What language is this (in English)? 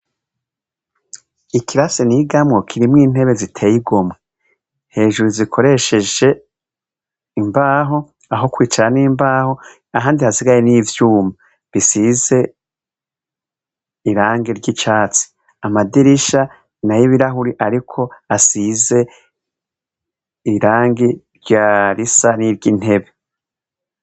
Rundi